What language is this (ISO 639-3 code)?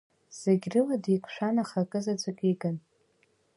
abk